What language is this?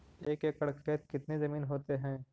Magahi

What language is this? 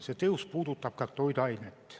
Estonian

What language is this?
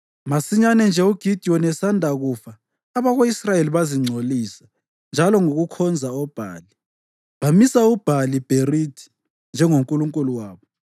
North Ndebele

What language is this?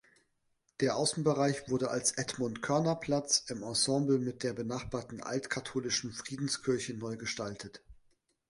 German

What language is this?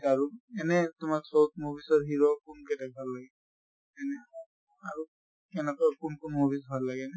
Assamese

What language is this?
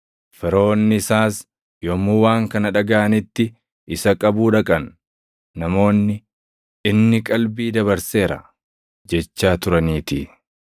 Oromo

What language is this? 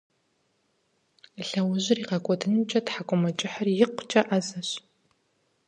Kabardian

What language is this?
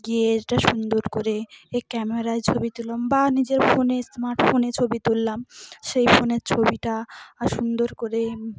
Bangla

